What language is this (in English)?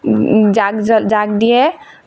Assamese